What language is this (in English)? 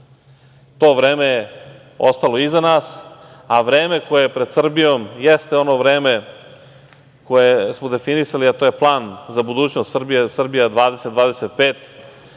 Serbian